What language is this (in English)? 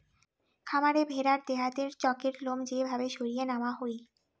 Bangla